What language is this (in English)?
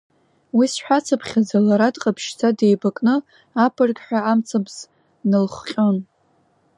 Abkhazian